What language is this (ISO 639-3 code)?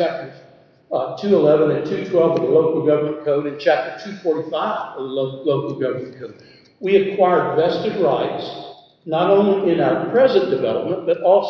eng